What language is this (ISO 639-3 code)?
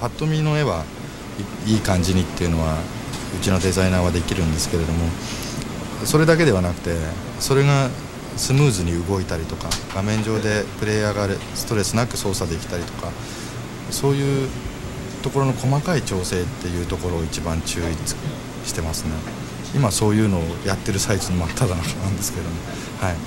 jpn